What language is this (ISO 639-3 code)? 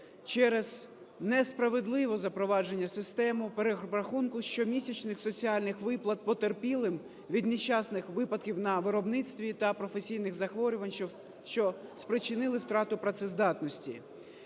ukr